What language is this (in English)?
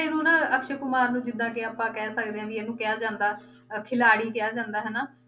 Punjabi